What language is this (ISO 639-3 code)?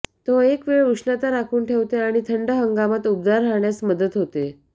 mar